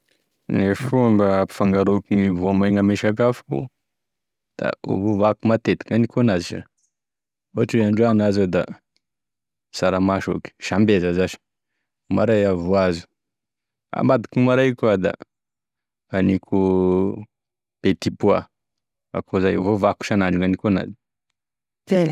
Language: Tesaka Malagasy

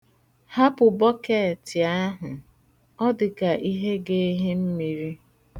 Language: Igbo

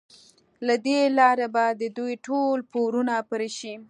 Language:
Pashto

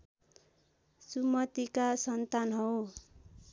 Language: Nepali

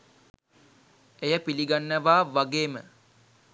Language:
Sinhala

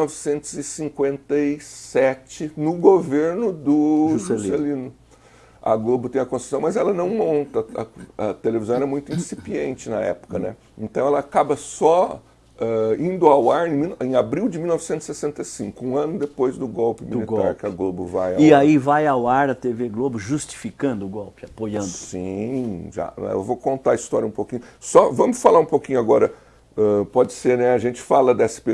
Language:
Portuguese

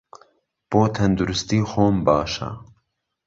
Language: Central Kurdish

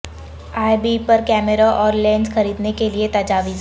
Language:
Urdu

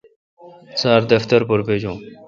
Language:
Kalkoti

